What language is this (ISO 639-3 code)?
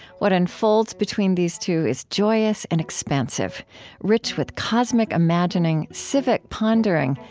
eng